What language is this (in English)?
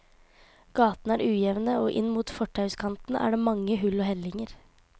Norwegian